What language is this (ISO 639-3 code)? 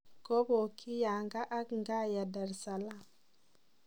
kln